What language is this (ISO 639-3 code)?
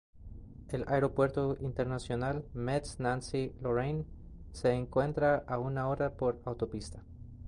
spa